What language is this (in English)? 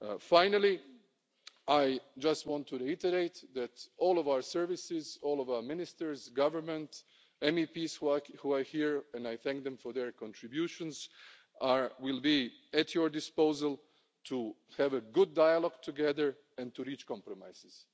English